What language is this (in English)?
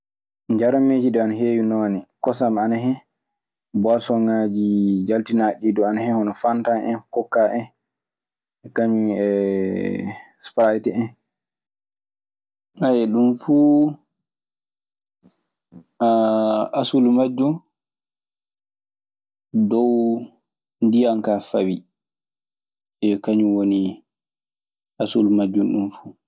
Maasina Fulfulde